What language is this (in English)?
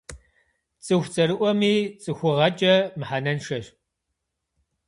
Kabardian